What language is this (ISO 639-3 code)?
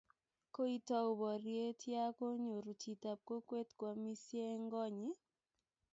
kln